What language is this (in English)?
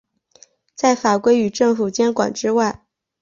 Chinese